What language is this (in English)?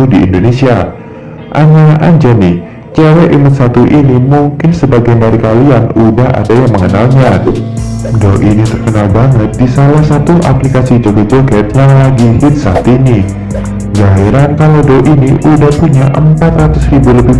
Indonesian